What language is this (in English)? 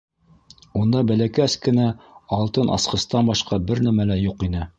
Bashkir